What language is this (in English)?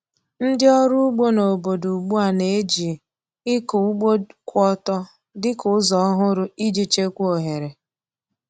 Igbo